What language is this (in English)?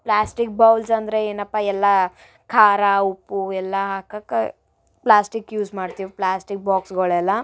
Kannada